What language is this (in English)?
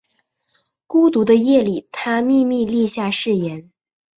Chinese